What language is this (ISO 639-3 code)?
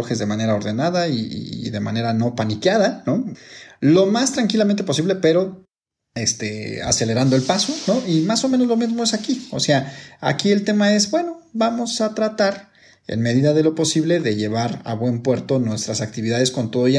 spa